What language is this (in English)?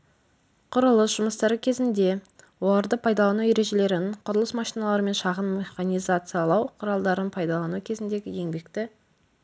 Kazakh